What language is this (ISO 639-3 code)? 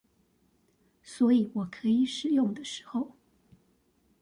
zho